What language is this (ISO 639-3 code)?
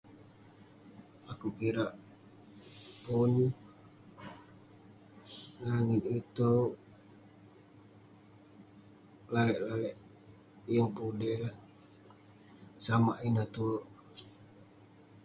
pne